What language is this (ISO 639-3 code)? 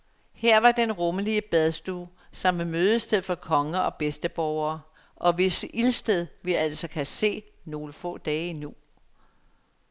dan